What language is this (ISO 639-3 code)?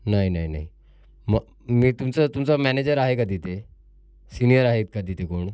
mar